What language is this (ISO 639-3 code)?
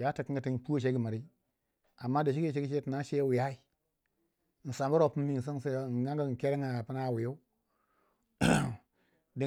wja